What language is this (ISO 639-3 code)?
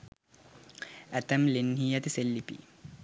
sin